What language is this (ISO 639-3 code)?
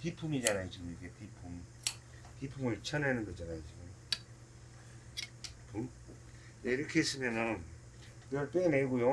kor